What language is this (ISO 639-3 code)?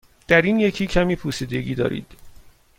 fas